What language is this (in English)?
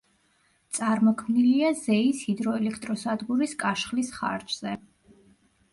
Georgian